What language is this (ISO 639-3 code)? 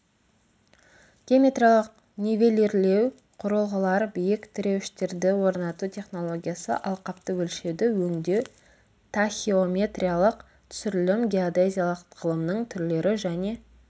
kaz